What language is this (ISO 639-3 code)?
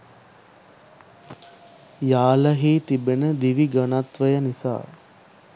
sin